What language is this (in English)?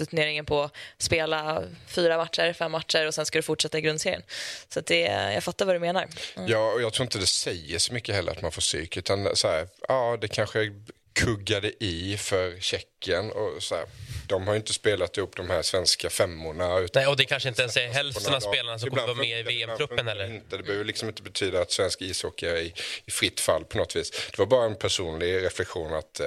Swedish